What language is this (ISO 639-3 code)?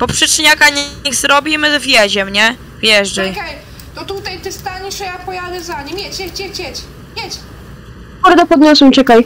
pol